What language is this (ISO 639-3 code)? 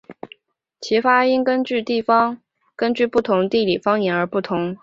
zho